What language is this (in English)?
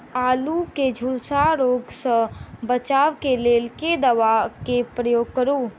Maithili